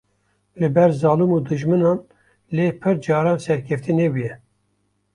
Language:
Kurdish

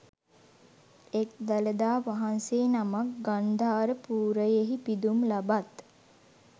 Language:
Sinhala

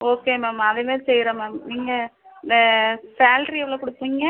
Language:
Tamil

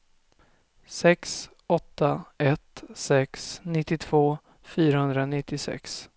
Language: Swedish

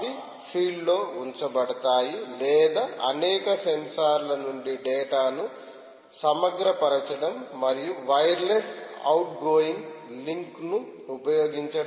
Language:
Telugu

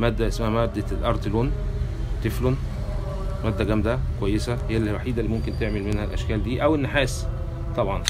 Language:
Arabic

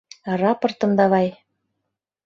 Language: Mari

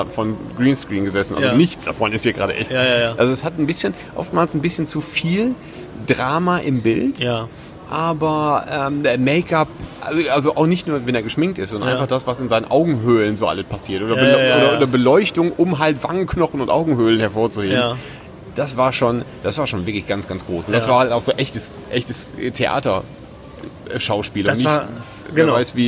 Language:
German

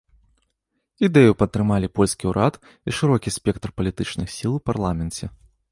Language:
Belarusian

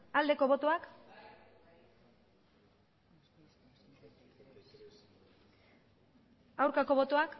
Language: Basque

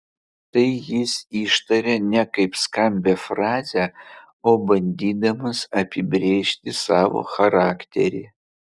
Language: Lithuanian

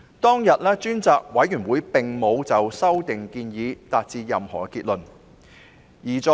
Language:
Cantonese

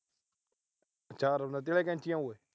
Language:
Punjabi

